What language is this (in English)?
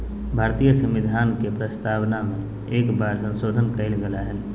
Magahi